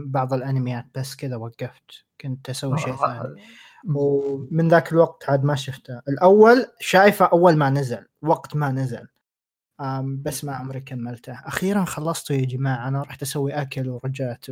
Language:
Arabic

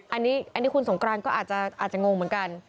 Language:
Thai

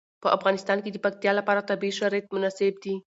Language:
Pashto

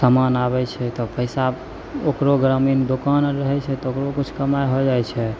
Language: Maithili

